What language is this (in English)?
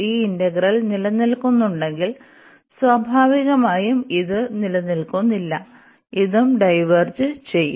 Malayalam